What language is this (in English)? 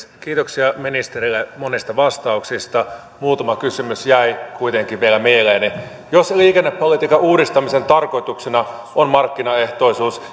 Finnish